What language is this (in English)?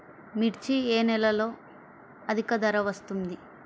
Telugu